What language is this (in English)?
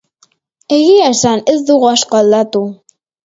Basque